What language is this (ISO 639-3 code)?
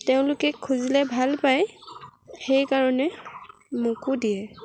asm